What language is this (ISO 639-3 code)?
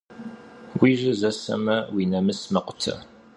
kbd